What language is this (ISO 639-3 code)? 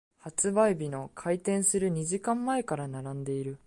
jpn